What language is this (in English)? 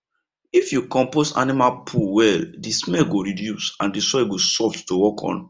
Nigerian Pidgin